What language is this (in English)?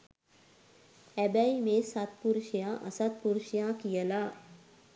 Sinhala